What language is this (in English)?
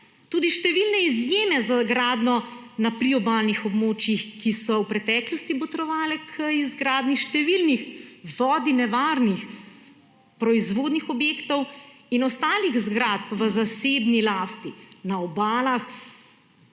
Slovenian